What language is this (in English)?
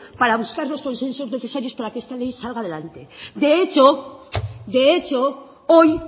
Spanish